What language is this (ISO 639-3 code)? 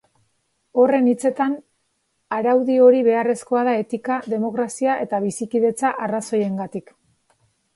eus